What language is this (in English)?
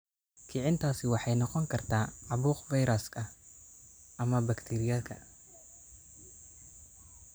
Somali